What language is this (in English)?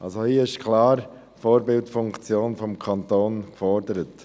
Swiss German